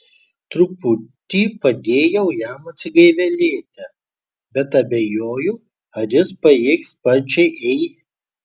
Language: Lithuanian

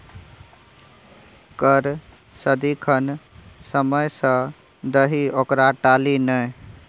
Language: Maithili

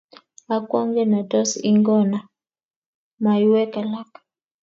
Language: Kalenjin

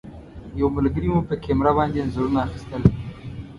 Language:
Pashto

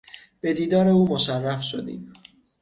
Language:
Persian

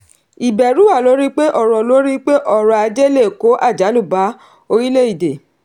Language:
Yoruba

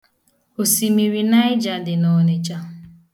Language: Igbo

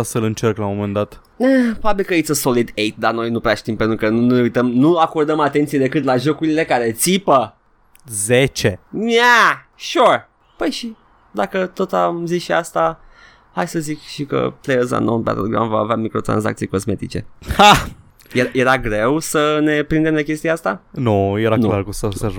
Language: Romanian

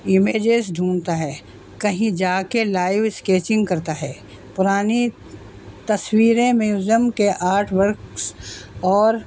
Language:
Urdu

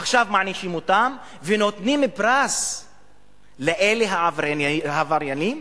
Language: Hebrew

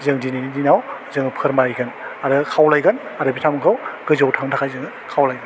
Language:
Bodo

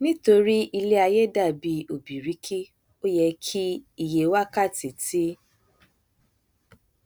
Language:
Yoruba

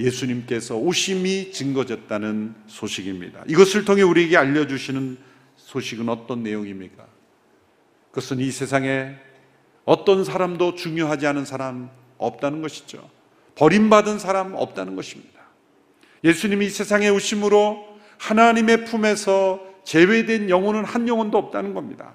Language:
Korean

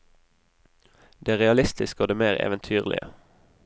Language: Norwegian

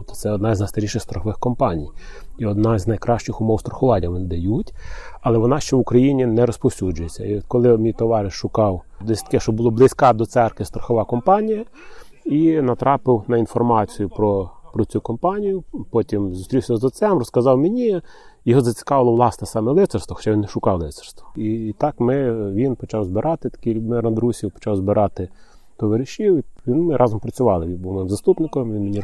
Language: Ukrainian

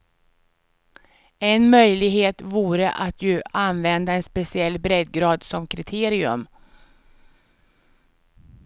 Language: Swedish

